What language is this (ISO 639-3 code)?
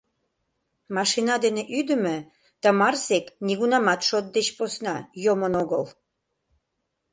chm